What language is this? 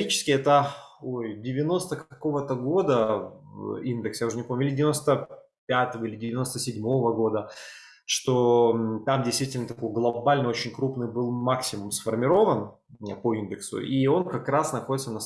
Russian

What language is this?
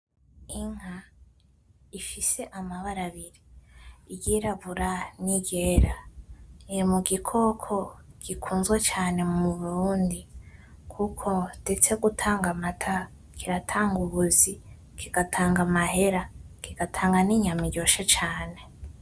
Rundi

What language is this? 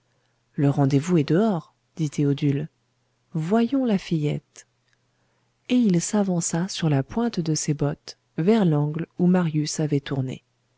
French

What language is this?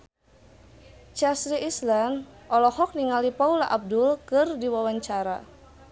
Sundanese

